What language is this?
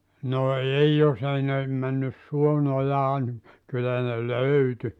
Finnish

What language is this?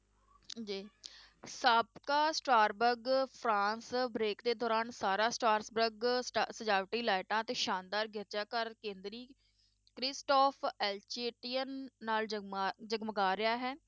Punjabi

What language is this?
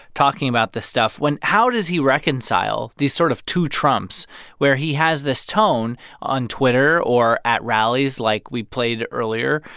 English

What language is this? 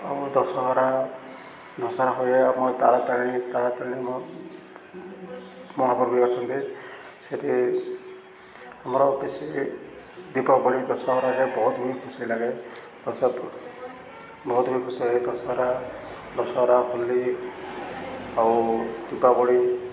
Odia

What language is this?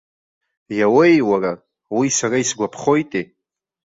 Abkhazian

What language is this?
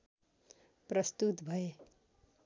Nepali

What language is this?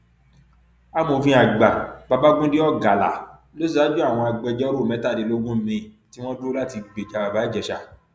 Yoruba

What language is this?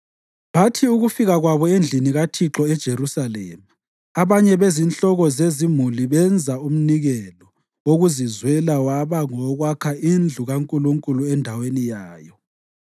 North Ndebele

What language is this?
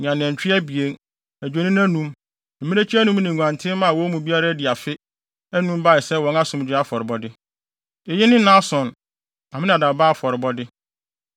Akan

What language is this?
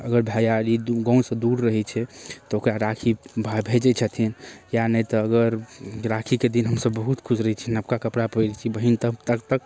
Maithili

